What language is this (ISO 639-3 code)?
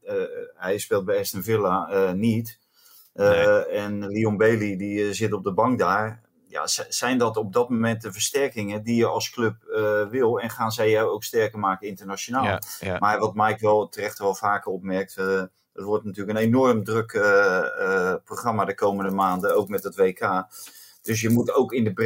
nld